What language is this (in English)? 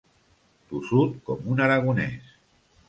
Catalan